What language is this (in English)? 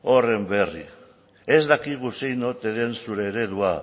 Basque